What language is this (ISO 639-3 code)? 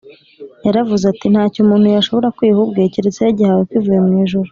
kin